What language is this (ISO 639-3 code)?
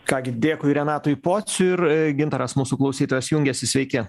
lit